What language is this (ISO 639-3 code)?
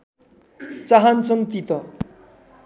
nep